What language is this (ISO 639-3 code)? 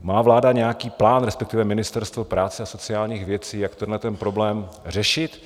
ces